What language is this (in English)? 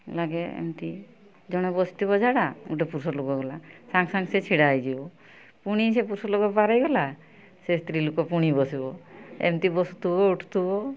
Odia